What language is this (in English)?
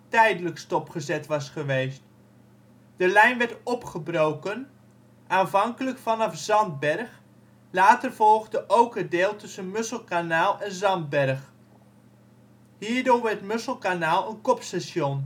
Dutch